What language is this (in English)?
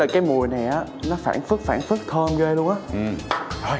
Vietnamese